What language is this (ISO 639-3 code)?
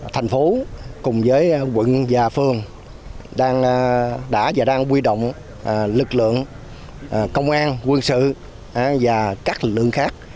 vie